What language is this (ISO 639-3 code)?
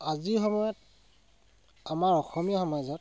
asm